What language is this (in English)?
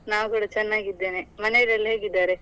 Kannada